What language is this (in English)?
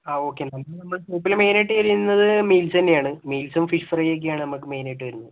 Malayalam